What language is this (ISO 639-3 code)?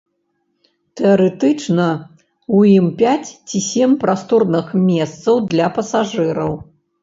bel